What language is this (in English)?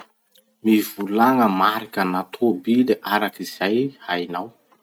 Masikoro Malagasy